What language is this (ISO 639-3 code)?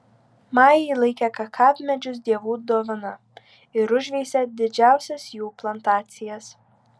lit